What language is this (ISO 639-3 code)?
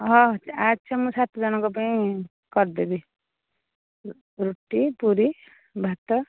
ori